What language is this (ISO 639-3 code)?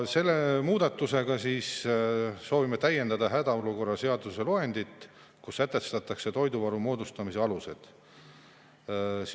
est